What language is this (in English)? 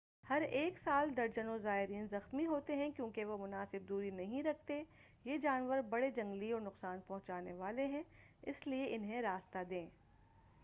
Urdu